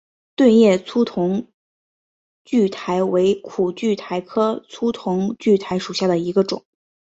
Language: Chinese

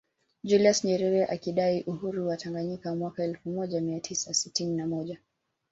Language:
Swahili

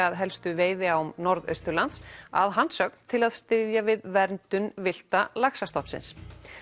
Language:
Icelandic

